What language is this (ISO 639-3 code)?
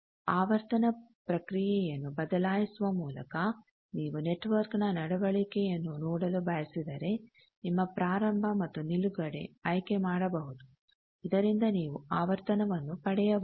kan